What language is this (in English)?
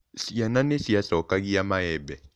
Kikuyu